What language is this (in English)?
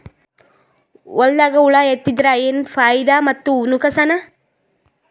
Kannada